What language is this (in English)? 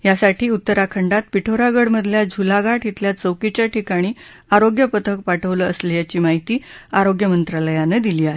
Marathi